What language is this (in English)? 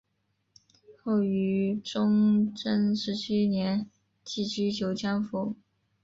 Chinese